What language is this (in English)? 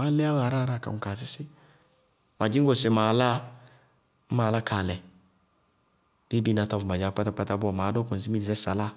Bago-Kusuntu